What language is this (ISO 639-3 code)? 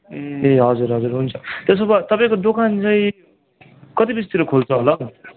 nep